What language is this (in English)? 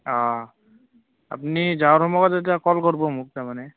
Assamese